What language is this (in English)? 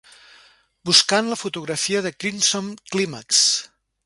Catalan